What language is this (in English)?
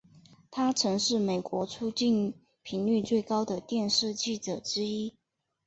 Chinese